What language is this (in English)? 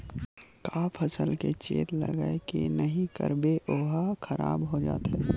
Chhattisgarhi